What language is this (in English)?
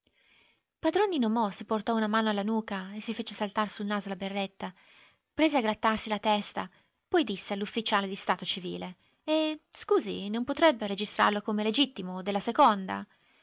Italian